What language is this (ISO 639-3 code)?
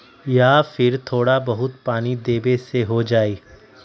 mag